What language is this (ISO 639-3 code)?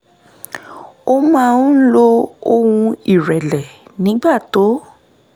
yor